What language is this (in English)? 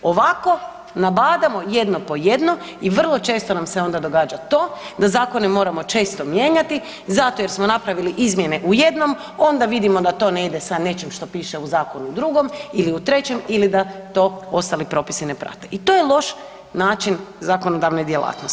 Croatian